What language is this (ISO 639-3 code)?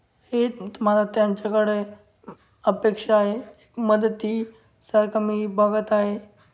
mar